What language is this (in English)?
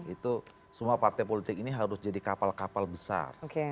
Indonesian